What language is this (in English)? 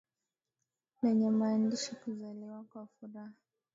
Swahili